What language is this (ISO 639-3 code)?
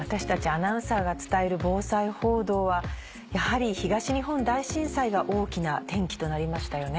jpn